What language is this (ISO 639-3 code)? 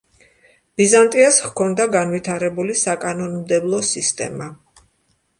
kat